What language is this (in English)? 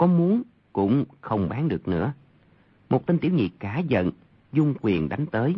Vietnamese